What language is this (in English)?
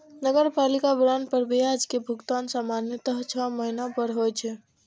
Maithili